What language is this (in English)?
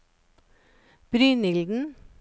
Norwegian